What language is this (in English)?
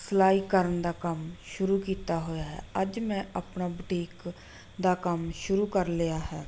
Punjabi